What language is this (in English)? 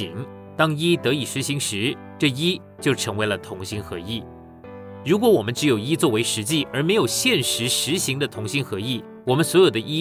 Chinese